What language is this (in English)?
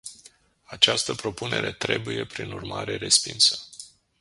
Romanian